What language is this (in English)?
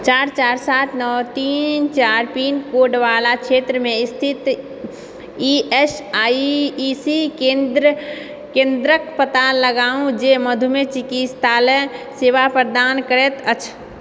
Maithili